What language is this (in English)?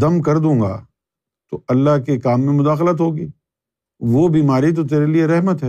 Urdu